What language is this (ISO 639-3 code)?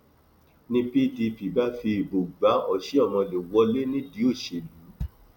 yor